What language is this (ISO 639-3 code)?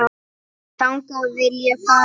isl